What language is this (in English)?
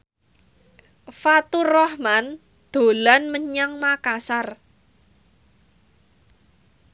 Javanese